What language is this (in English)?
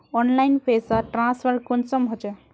Magahi